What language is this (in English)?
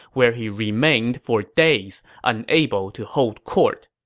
English